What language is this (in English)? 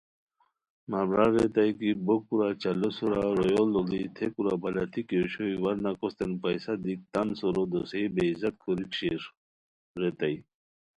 Khowar